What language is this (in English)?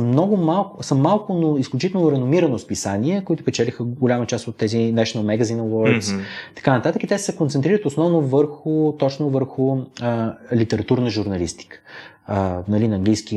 Bulgarian